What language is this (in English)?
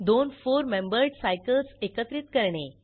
Marathi